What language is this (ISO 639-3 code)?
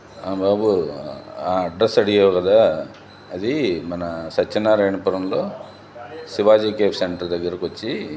tel